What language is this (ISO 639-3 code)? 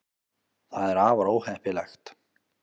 isl